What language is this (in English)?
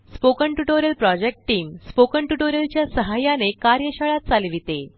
Marathi